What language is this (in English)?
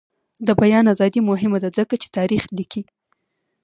Pashto